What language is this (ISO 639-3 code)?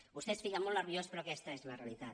cat